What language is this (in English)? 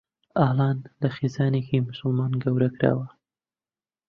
Central Kurdish